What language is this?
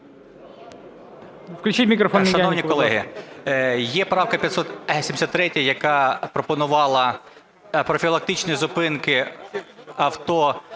Ukrainian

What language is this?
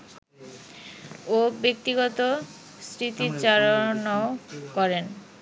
Bangla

